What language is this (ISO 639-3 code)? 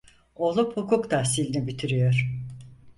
tur